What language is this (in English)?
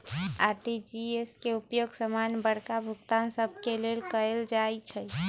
Magahi